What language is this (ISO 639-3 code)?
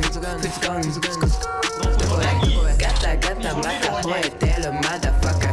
tha